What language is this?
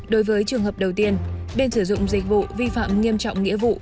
Vietnamese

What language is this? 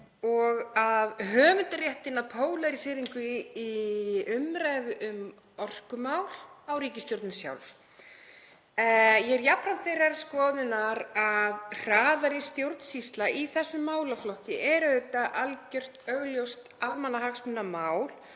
Icelandic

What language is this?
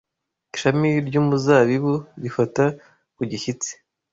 Kinyarwanda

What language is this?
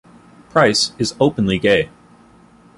English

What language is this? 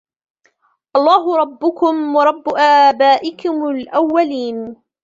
Arabic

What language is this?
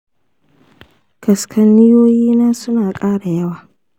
Hausa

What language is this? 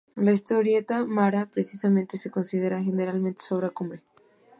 Spanish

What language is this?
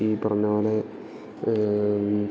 Malayalam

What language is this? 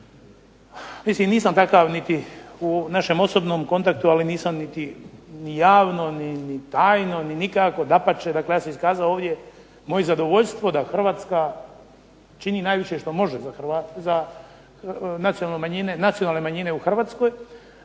Croatian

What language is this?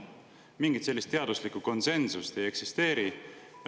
Estonian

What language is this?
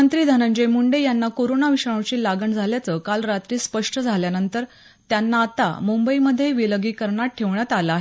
Marathi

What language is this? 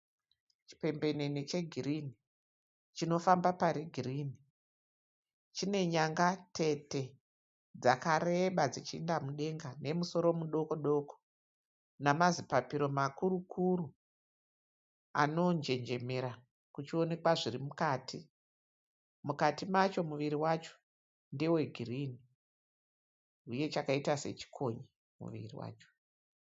Shona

